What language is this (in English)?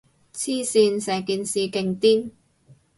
Cantonese